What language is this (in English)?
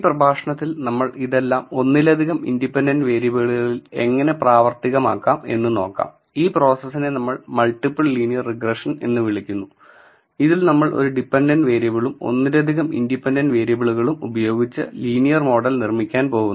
Malayalam